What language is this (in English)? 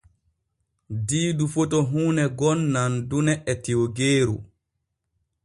Borgu Fulfulde